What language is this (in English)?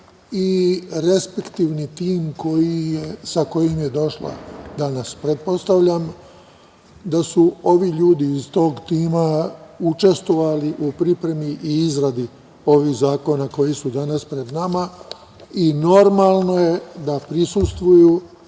Serbian